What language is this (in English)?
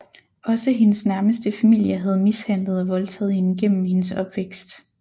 Danish